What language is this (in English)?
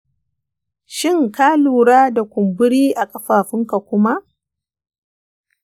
Hausa